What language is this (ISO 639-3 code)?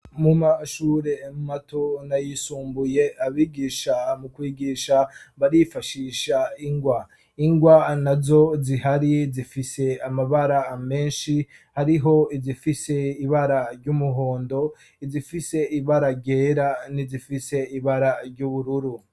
run